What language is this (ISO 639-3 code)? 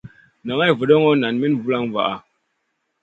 mcn